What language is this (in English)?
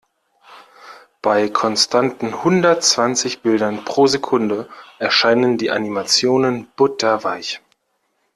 German